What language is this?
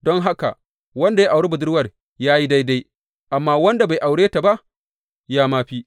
Hausa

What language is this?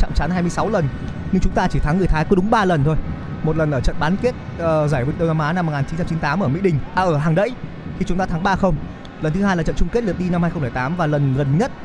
Vietnamese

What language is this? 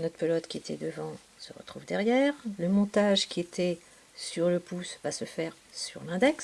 French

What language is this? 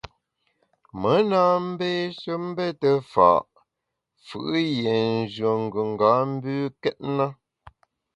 Bamun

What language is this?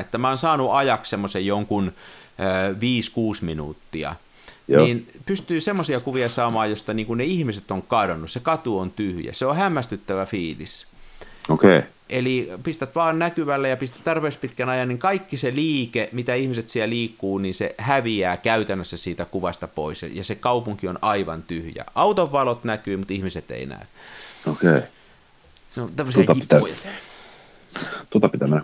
Finnish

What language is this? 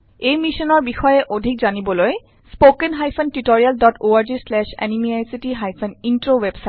Assamese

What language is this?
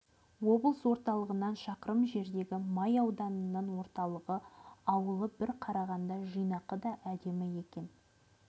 Kazakh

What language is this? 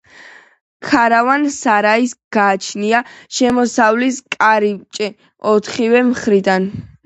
Georgian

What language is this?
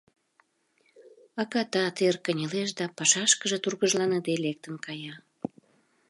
Mari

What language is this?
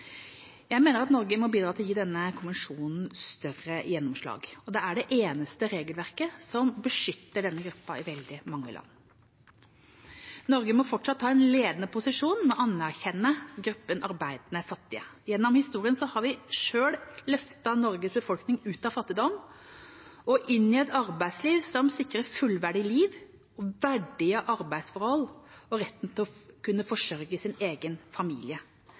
Norwegian Bokmål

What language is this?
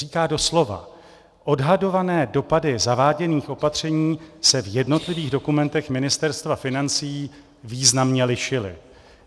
Czech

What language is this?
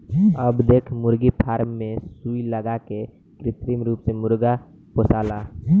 Bhojpuri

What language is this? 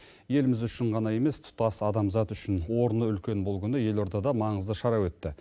Kazakh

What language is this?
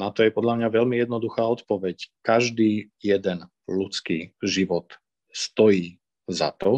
Slovak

